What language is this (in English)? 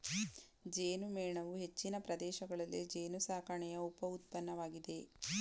Kannada